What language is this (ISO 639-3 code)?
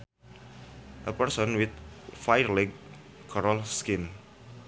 sun